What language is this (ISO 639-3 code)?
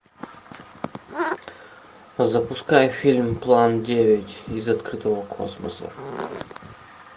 rus